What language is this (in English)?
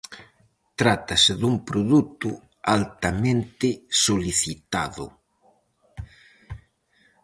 Galician